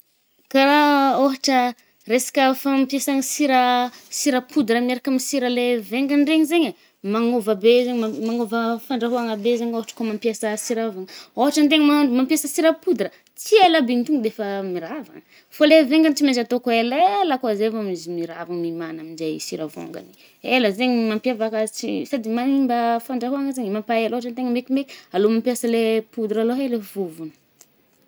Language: Northern Betsimisaraka Malagasy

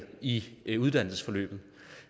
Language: Danish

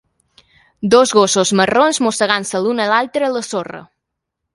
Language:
Catalan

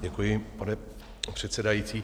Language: Czech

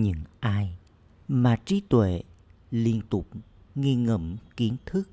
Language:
Vietnamese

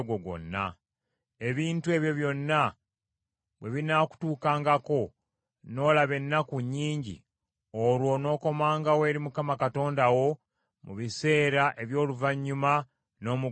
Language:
Ganda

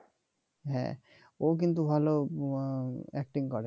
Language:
Bangla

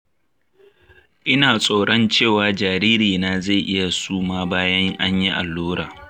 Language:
Hausa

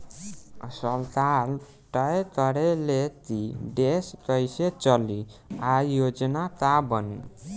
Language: Bhojpuri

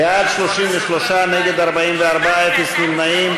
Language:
Hebrew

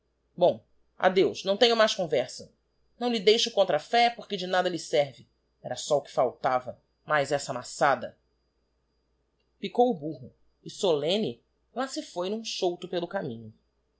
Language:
Portuguese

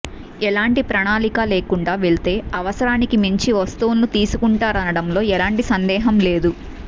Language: Telugu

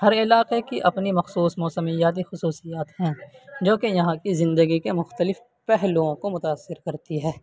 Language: Urdu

